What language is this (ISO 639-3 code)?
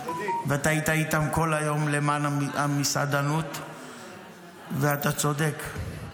heb